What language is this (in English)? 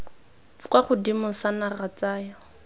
Tswana